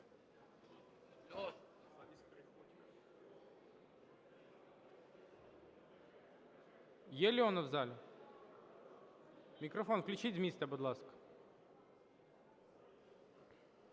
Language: Ukrainian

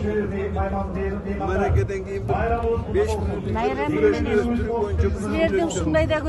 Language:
Turkish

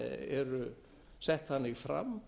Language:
Icelandic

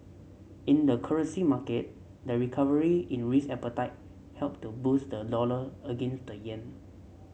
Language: English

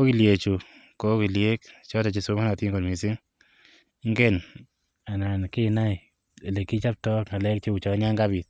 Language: Kalenjin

